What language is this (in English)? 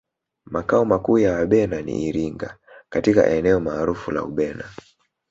Swahili